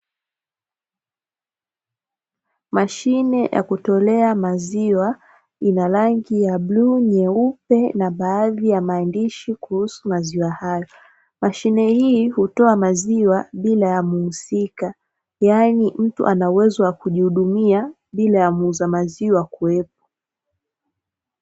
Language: Swahili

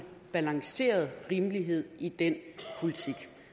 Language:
Danish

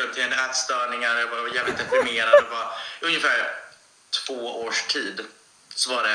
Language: Swedish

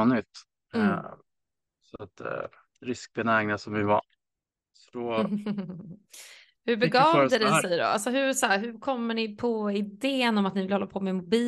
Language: Swedish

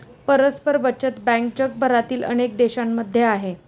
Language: Marathi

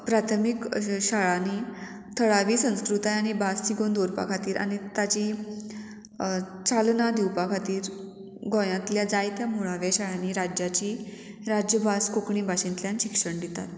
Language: Konkani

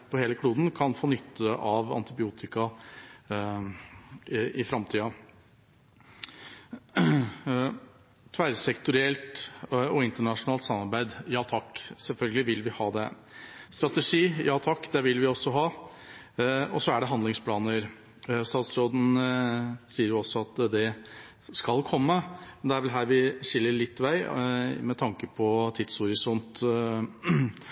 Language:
Norwegian Bokmål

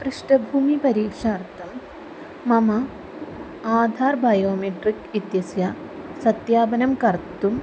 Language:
Sanskrit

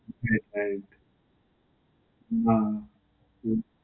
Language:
Gujarati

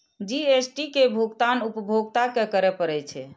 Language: Maithili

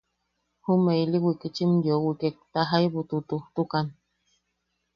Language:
Yaqui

